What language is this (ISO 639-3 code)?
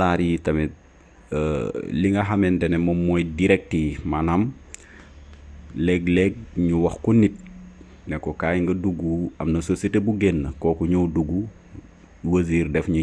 fra